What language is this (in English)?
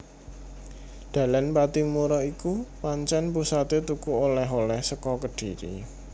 Javanese